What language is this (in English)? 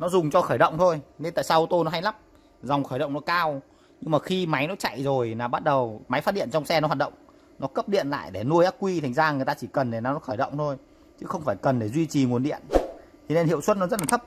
Vietnamese